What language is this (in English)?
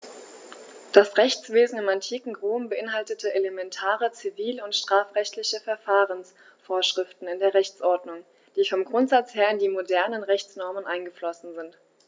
German